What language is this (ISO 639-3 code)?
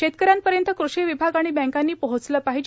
mar